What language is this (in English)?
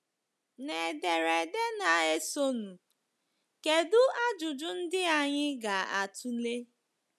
Igbo